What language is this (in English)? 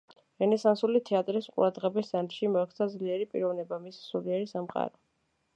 Georgian